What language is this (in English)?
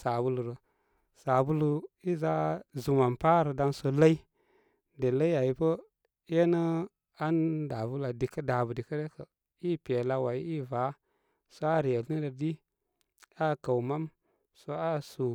Koma